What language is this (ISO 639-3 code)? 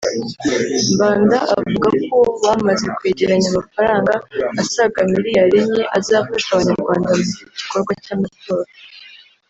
kin